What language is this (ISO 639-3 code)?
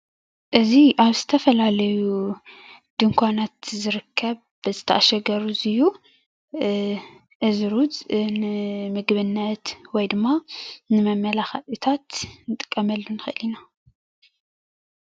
tir